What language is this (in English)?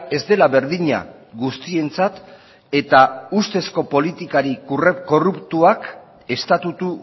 Basque